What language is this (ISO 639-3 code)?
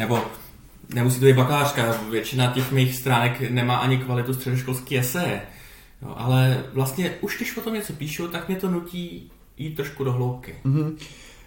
ces